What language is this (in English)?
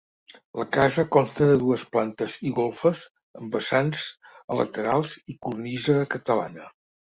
Catalan